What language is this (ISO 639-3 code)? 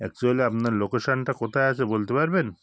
ben